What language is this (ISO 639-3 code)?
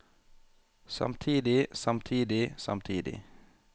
nor